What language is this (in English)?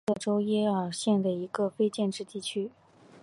Chinese